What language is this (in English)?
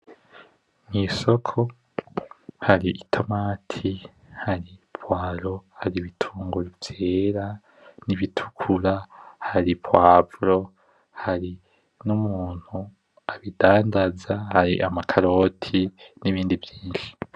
Rundi